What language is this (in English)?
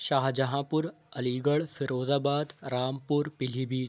Urdu